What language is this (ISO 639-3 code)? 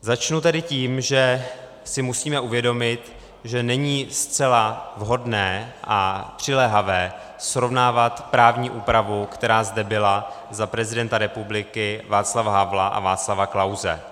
ces